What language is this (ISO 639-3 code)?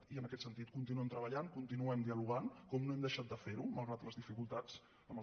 cat